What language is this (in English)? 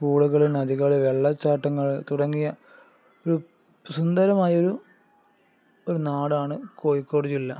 Malayalam